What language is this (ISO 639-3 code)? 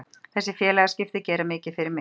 isl